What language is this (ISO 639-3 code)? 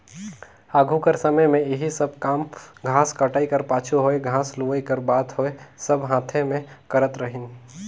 hne